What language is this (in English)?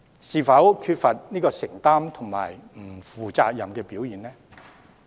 Cantonese